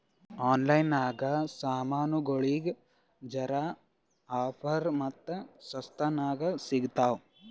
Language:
Kannada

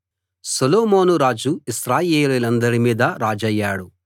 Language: Telugu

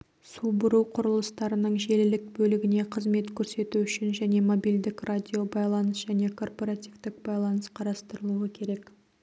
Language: Kazakh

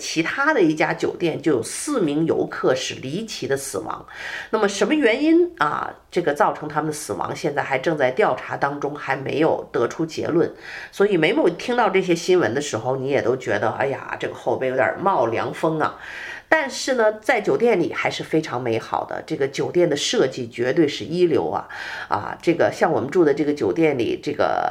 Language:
Chinese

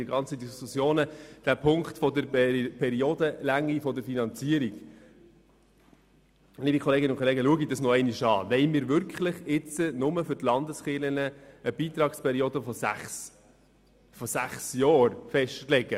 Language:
Swiss German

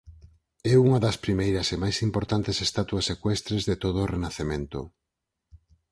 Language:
Galician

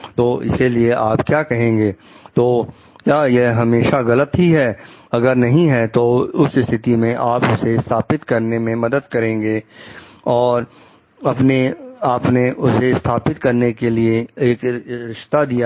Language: Hindi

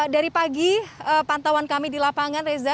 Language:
Indonesian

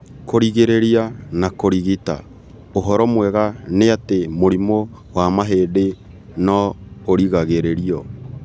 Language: Kikuyu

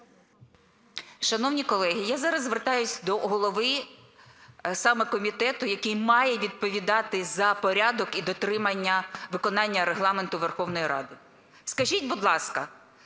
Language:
Ukrainian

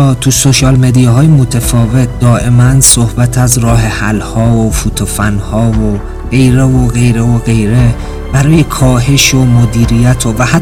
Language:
Persian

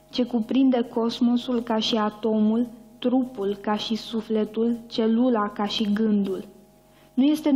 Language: Romanian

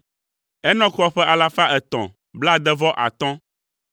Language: Ewe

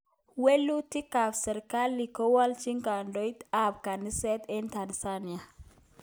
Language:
Kalenjin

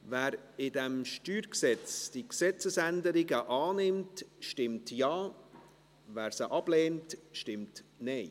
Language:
Swiss German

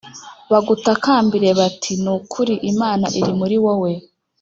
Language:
Kinyarwanda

